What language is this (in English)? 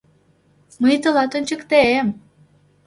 Mari